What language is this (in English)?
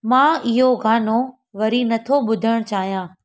Sindhi